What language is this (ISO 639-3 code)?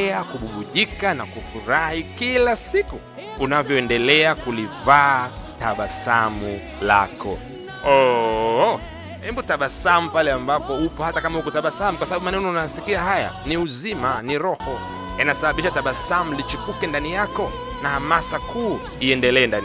swa